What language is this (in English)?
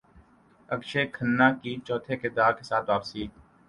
Urdu